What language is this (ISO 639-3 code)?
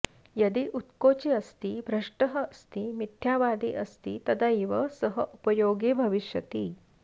san